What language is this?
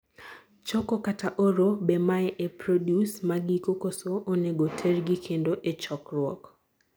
Luo (Kenya and Tanzania)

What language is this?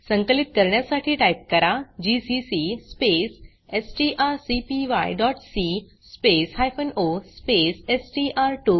Marathi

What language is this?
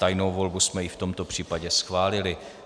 Czech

